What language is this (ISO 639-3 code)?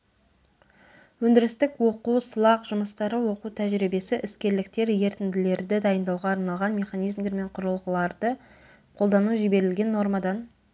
kaz